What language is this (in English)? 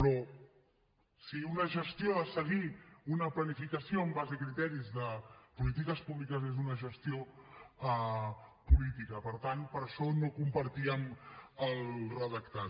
Catalan